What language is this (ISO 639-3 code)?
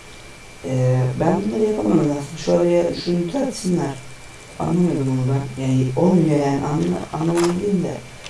tur